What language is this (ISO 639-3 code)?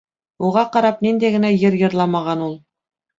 bak